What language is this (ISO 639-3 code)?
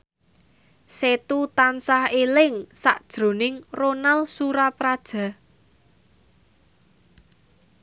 jav